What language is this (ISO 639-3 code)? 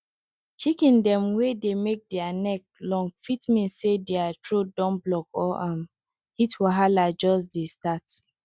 pcm